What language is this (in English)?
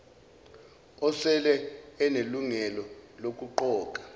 Zulu